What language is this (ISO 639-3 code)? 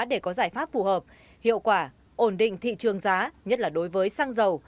vie